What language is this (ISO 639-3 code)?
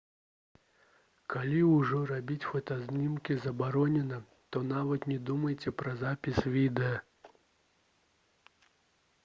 bel